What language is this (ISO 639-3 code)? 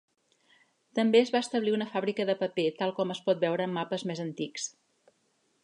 cat